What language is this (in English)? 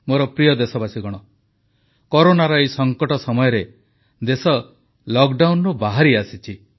Odia